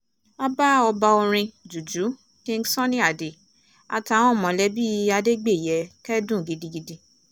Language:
Yoruba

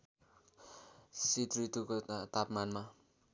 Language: Nepali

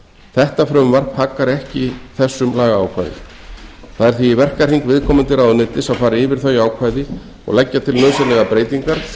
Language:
Icelandic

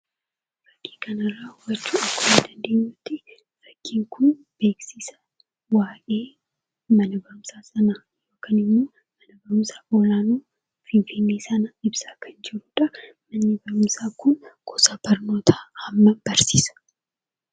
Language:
Oromo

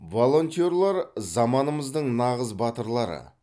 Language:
Kazakh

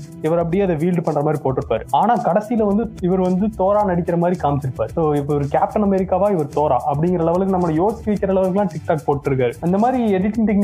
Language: Tamil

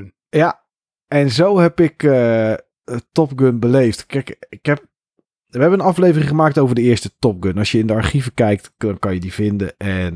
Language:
Dutch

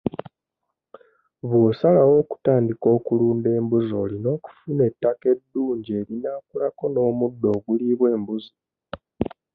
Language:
Ganda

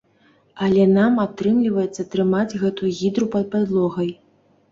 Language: Belarusian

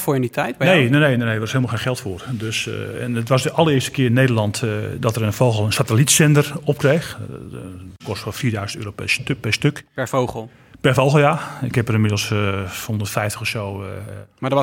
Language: Dutch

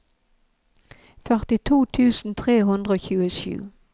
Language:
Norwegian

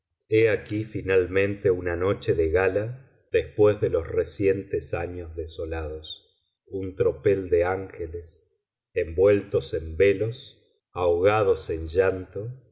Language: Spanish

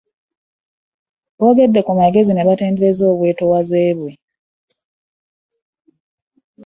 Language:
Ganda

